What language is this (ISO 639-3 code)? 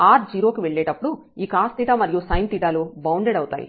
tel